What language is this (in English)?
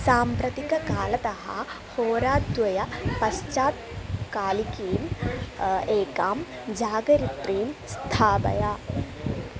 Sanskrit